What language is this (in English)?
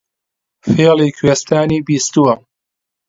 Central Kurdish